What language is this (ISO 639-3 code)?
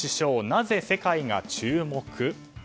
jpn